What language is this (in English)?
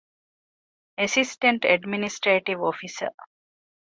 Divehi